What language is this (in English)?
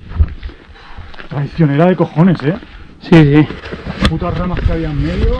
Spanish